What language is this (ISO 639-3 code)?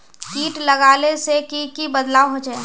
mag